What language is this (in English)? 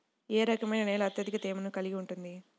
Telugu